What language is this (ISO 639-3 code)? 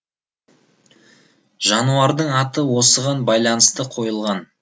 kaz